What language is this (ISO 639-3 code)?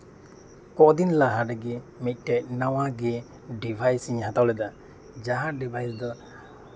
sat